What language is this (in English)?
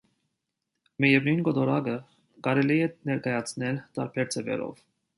Armenian